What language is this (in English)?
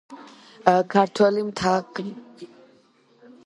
Georgian